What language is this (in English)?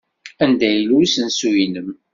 Kabyle